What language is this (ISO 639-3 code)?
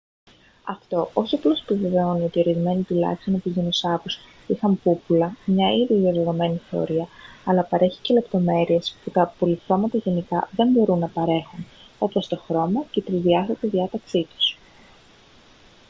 ell